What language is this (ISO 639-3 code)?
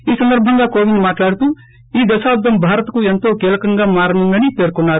tel